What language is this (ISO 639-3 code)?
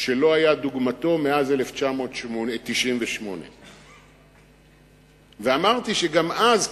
heb